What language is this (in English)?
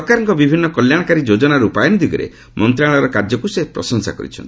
Odia